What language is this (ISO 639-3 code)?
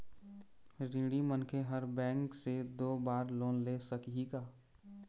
hne